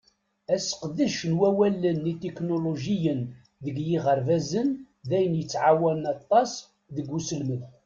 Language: Kabyle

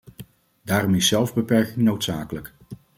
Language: Dutch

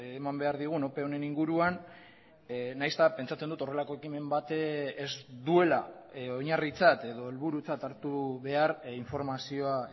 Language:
Basque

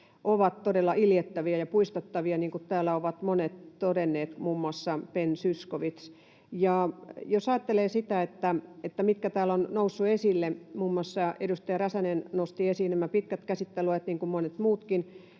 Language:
Finnish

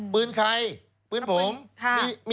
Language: Thai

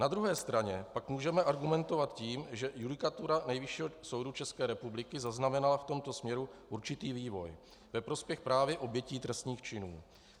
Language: Czech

